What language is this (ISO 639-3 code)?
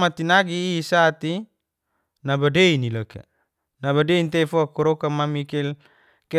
ges